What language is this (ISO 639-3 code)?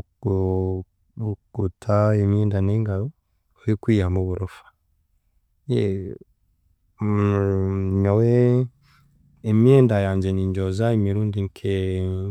cgg